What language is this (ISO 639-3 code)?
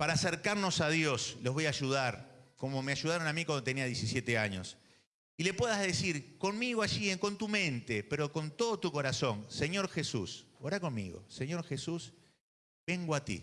spa